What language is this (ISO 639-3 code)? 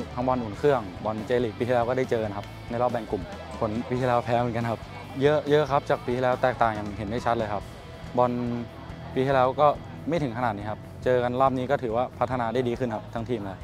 tha